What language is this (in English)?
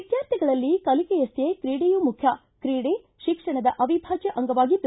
Kannada